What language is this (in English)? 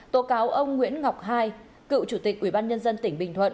Vietnamese